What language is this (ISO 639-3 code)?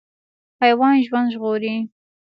pus